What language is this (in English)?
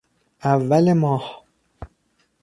Persian